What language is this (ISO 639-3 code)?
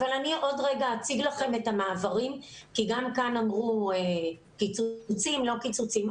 heb